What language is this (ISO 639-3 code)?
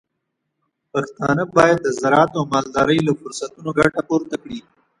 pus